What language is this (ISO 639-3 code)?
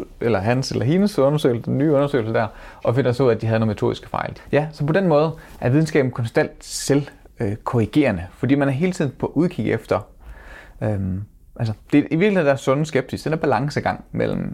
dan